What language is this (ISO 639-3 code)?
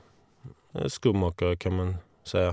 nor